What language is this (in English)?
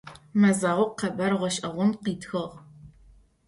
Adyghe